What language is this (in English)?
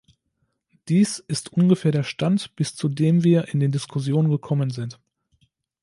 German